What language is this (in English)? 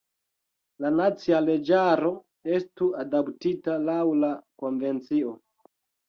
Esperanto